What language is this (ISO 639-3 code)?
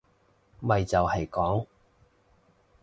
yue